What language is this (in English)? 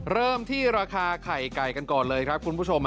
Thai